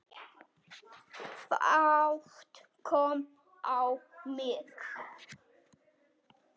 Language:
Icelandic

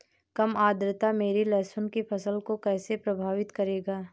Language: Hindi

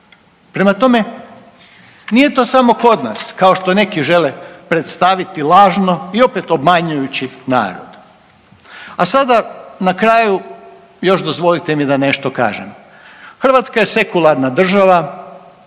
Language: Croatian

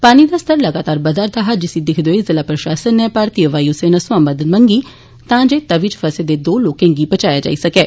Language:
Dogri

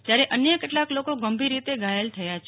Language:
Gujarati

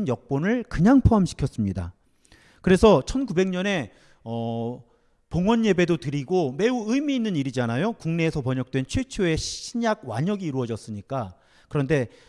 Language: Korean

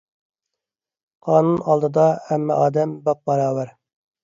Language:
Uyghur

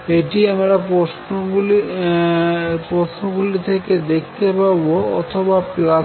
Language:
Bangla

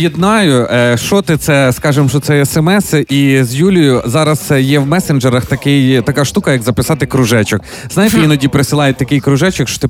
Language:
Ukrainian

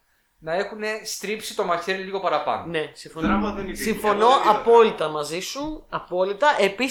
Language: Greek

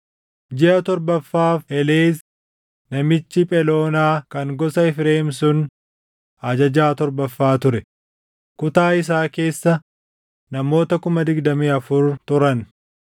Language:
Oromo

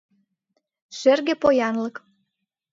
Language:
Mari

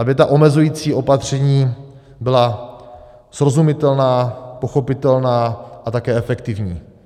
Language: Czech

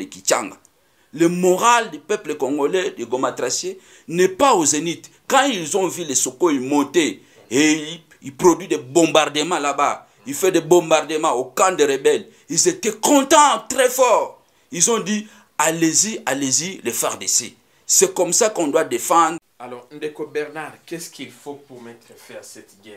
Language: French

